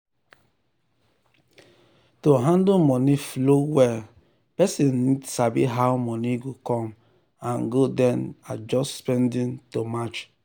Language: Nigerian Pidgin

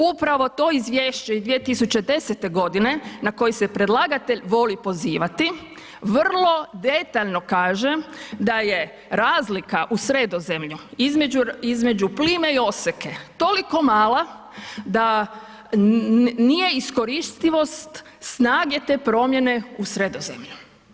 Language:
Croatian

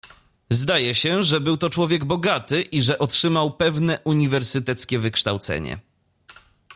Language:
Polish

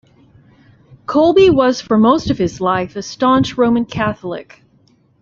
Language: English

